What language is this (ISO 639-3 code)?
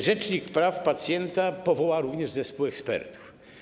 pol